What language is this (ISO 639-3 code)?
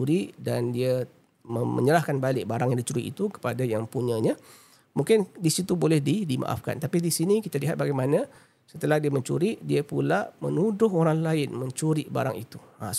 msa